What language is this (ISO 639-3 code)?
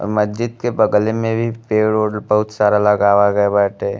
bho